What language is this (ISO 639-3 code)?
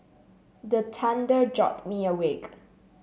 eng